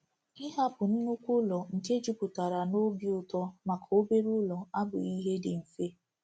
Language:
Igbo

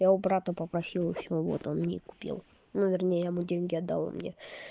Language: Russian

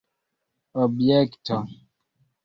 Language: Esperanto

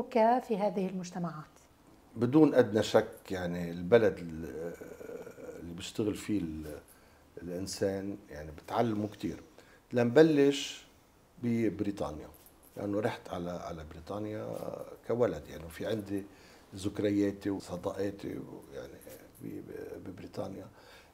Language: Arabic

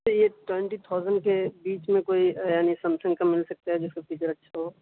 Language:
Urdu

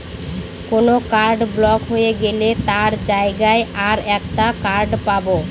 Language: Bangla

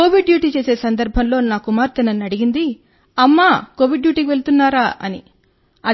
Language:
Telugu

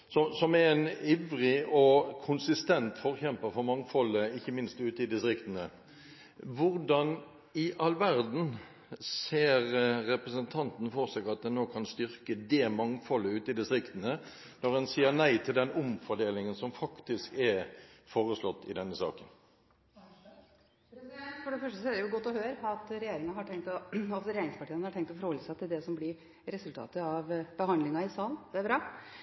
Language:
Norwegian Bokmål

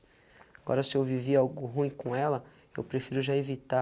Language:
Portuguese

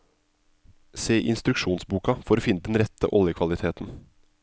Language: Norwegian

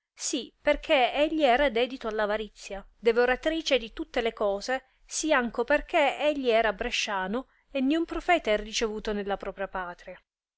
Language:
Italian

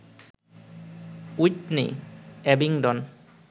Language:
Bangla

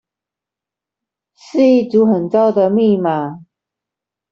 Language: Chinese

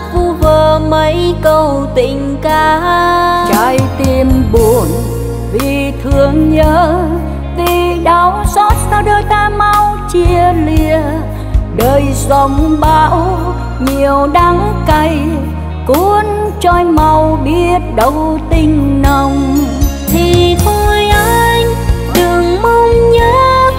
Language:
Vietnamese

